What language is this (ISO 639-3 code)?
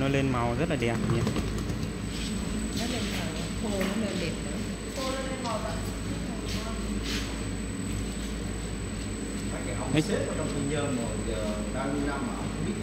vie